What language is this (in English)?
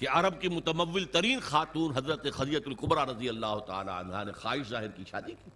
Urdu